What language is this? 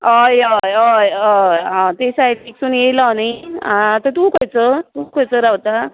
Konkani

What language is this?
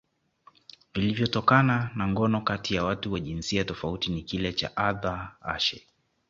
Swahili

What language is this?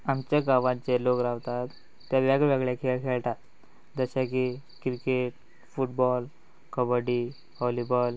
Konkani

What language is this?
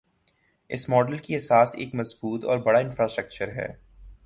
Urdu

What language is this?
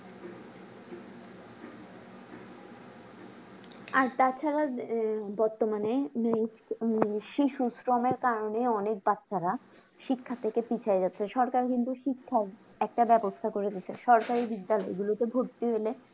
Bangla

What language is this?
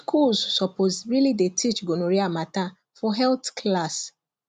Nigerian Pidgin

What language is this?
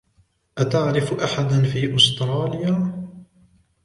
Arabic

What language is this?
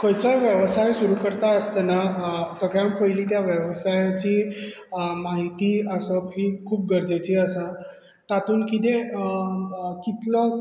Konkani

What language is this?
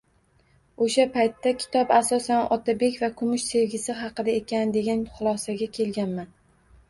Uzbek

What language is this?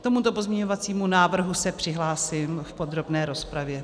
Czech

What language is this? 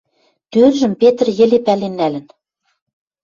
Western Mari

